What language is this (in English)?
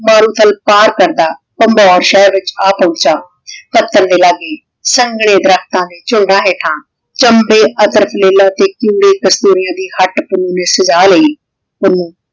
Punjabi